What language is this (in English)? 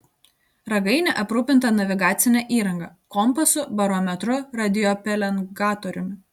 Lithuanian